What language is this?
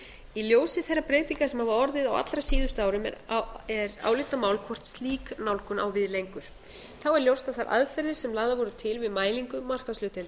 Icelandic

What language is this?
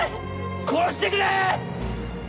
Japanese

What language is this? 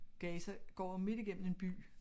Danish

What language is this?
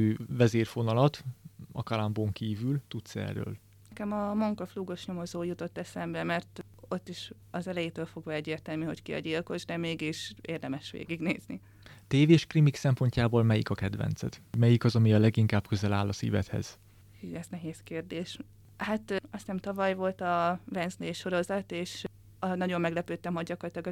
Hungarian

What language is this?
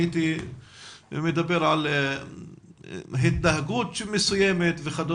Hebrew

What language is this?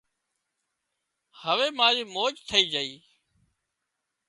Wadiyara Koli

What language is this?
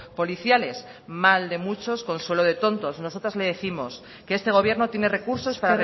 Spanish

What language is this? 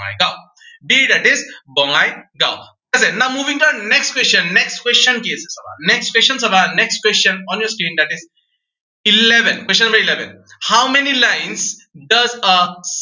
Assamese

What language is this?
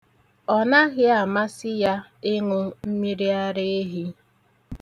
Igbo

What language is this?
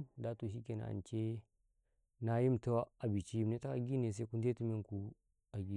Karekare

